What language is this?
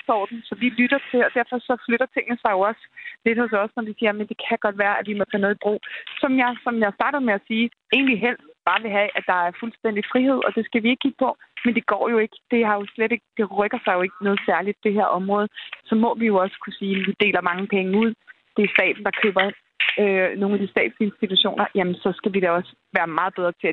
Danish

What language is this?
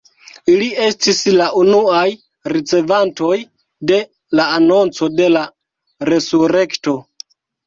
Esperanto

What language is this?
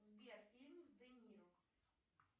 Russian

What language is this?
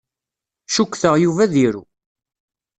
Kabyle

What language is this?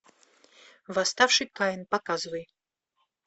Russian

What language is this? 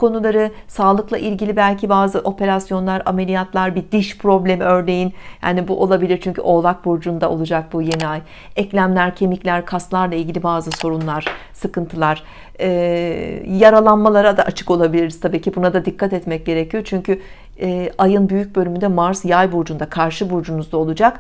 Turkish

